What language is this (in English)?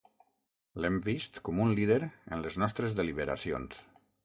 Catalan